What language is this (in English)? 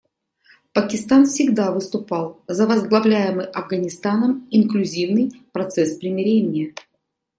Russian